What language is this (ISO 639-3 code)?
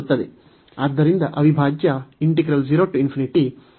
kan